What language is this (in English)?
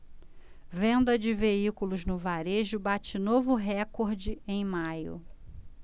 Portuguese